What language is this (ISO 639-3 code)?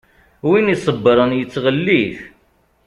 kab